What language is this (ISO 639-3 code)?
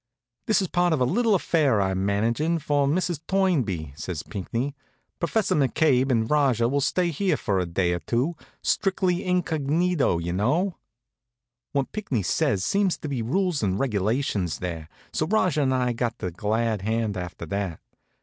eng